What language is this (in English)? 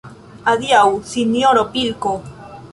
Esperanto